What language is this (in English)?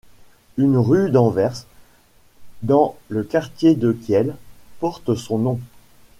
French